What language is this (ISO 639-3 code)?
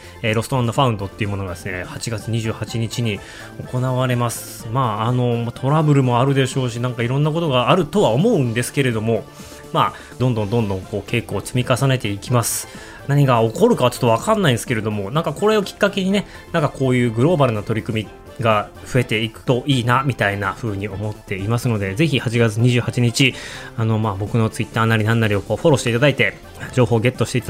jpn